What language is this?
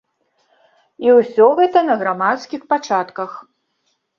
Belarusian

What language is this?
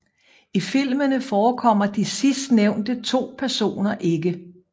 Danish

